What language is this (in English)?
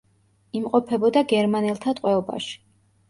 Georgian